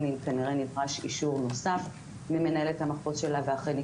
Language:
Hebrew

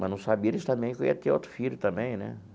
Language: Portuguese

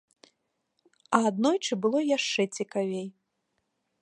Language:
Belarusian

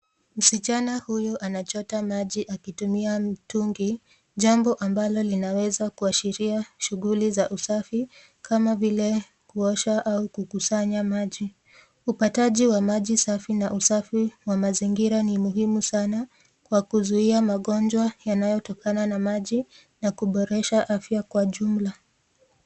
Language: Swahili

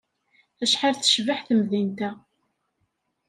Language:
Kabyle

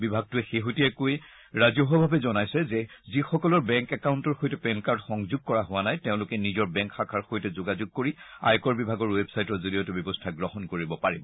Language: Assamese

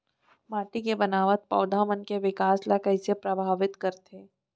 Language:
Chhattisgarhi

